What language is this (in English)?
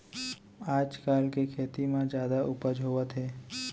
Chhattisgarhi